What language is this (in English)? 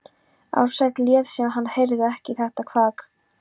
Icelandic